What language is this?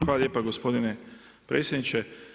Croatian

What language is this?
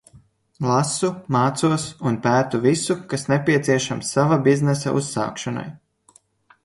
Latvian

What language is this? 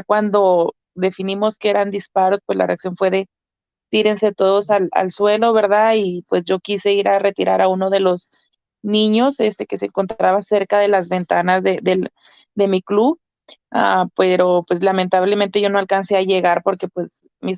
Spanish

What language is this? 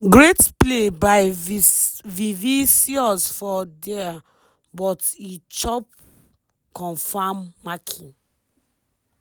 Nigerian Pidgin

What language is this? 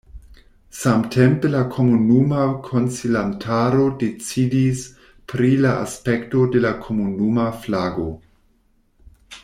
Esperanto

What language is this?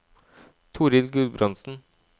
Norwegian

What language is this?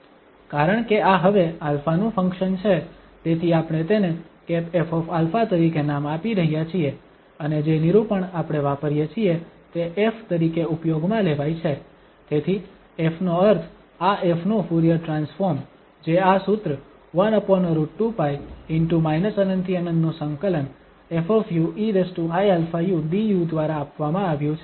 Gujarati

